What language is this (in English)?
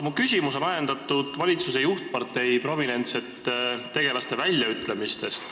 Estonian